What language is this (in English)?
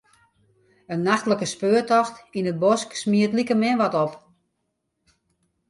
Western Frisian